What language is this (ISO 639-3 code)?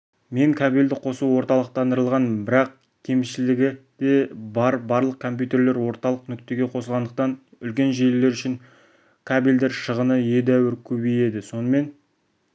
kaz